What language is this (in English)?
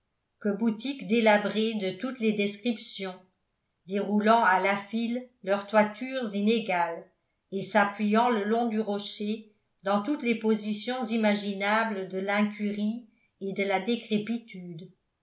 French